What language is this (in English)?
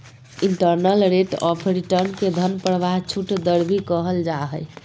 Magahi